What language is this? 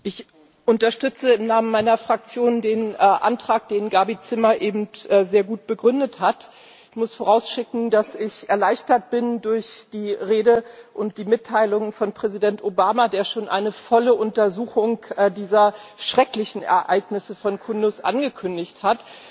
German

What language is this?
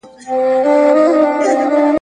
Pashto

